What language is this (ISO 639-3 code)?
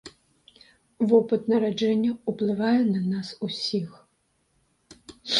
bel